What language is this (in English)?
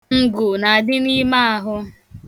Igbo